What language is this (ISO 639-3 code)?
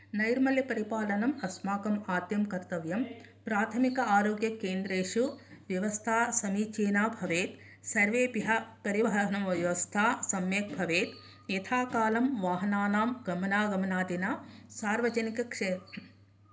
san